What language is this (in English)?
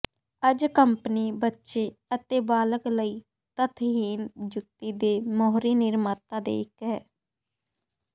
Punjabi